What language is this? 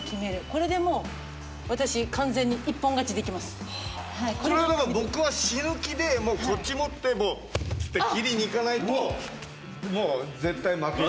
Japanese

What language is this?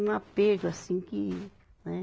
Portuguese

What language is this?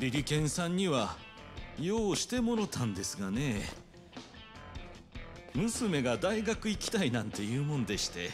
Japanese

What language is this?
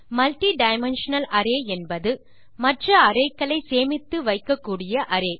Tamil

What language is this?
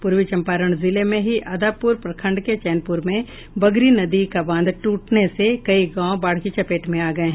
Hindi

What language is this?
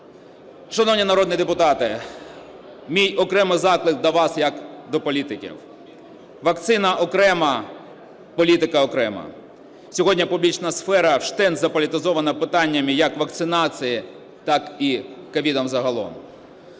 Ukrainian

